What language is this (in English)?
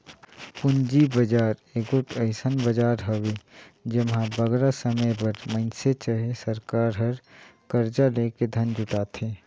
Chhattisgarhi